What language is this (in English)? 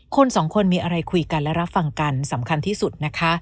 Thai